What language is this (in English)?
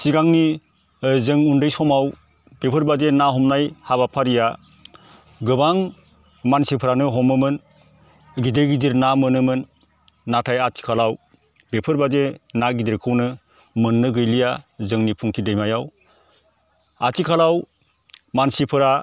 Bodo